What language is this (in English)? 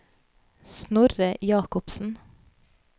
Norwegian